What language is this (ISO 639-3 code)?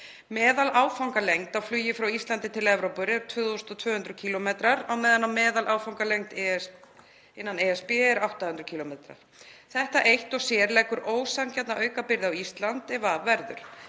isl